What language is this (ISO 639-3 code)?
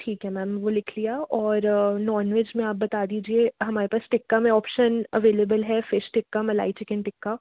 hin